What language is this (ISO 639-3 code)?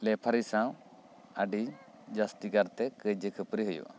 sat